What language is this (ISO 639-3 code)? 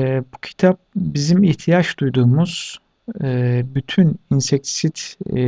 tur